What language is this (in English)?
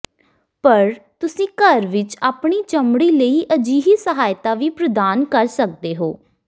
Punjabi